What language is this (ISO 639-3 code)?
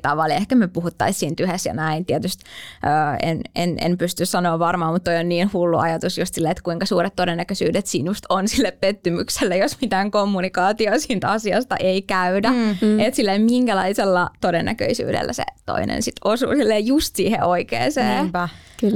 fin